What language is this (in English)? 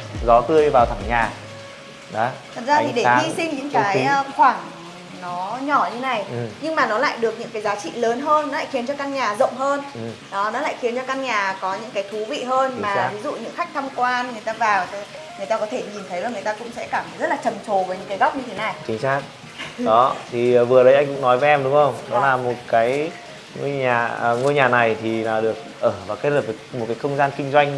Vietnamese